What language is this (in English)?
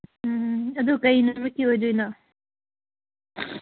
Manipuri